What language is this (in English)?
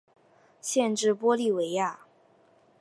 Chinese